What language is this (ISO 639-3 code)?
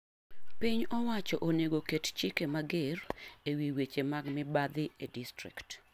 luo